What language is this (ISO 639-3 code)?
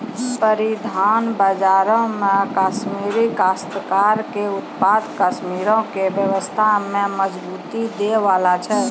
mai